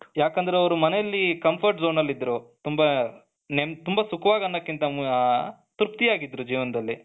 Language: Kannada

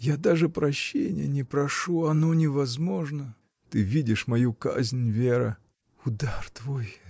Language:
Russian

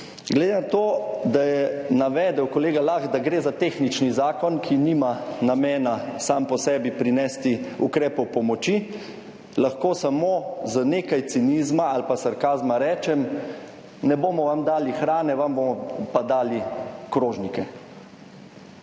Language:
Slovenian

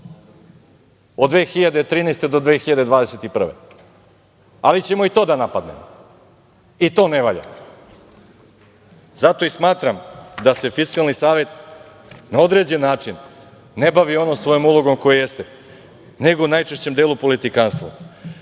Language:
Serbian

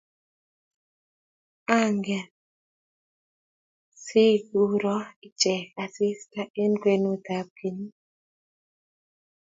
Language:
Kalenjin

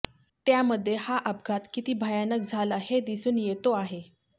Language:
Marathi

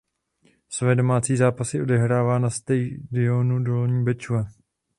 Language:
Czech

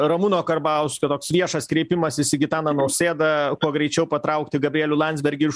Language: Lithuanian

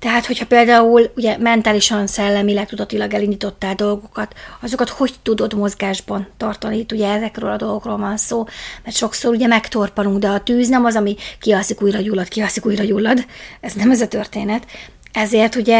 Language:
Hungarian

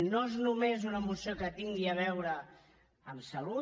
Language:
Catalan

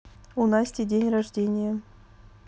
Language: Russian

